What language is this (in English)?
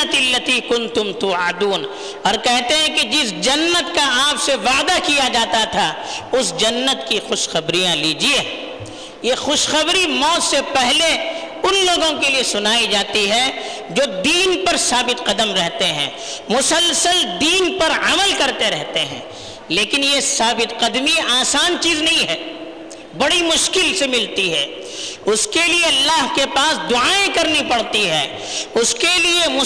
Urdu